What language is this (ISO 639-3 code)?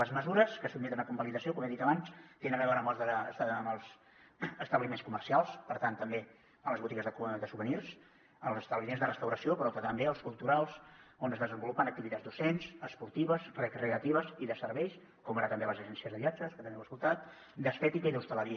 cat